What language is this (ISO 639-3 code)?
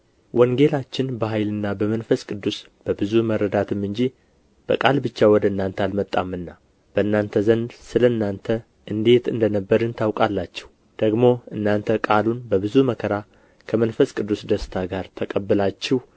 amh